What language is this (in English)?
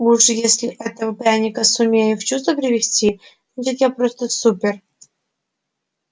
Russian